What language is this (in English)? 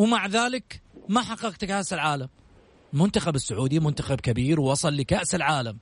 Arabic